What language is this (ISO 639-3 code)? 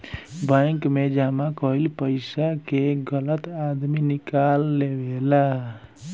bho